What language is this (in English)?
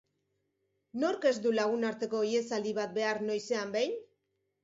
Basque